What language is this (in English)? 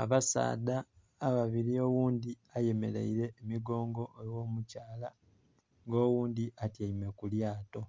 Soga